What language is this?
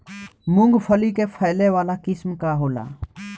Bhojpuri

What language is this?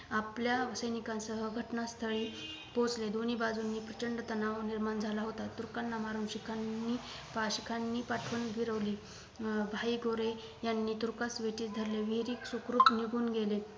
Marathi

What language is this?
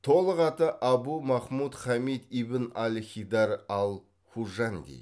Kazakh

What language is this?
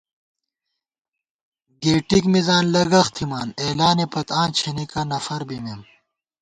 Gawar-Bati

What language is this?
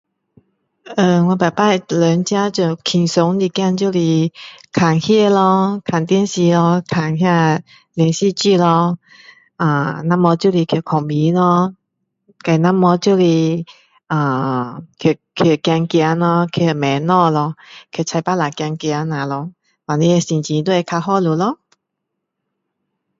Min Dong Chinese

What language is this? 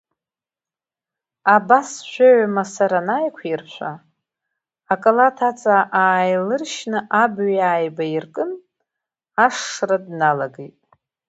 Abkhazian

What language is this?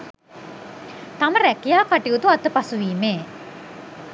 Sinhala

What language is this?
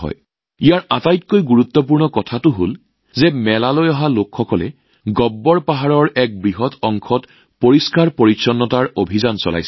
Assamese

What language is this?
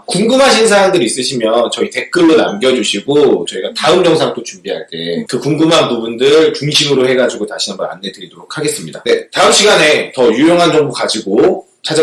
Korean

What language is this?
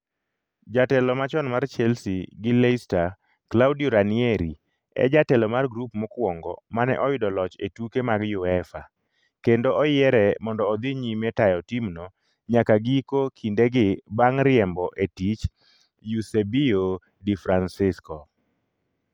Luo (Kenya and Tanzania)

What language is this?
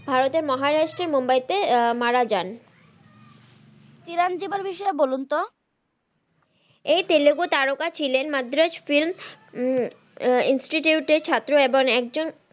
Bangla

